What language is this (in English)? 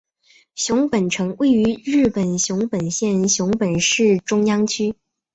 Chinese